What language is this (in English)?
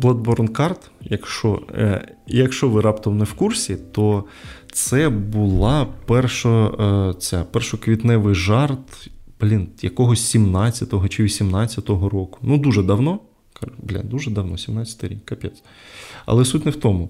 Ukrainian